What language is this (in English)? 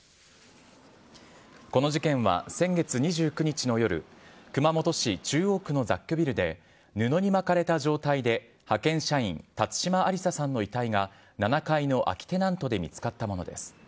Japanese